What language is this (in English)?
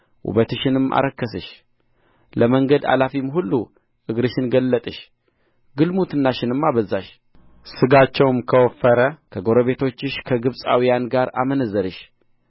Amharic